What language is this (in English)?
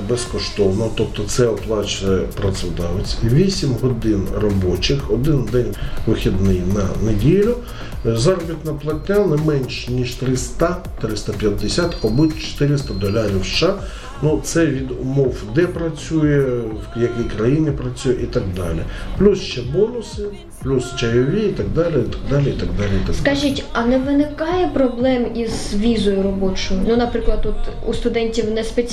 Ukrainian